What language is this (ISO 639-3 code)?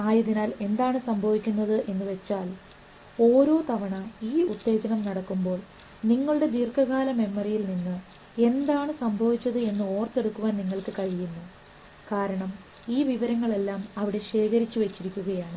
mal